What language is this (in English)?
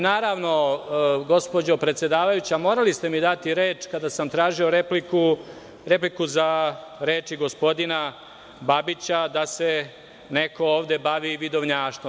Serbian